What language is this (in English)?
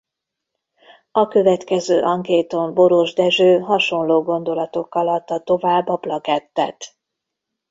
Hungarian